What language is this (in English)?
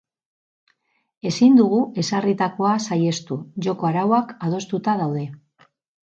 Basque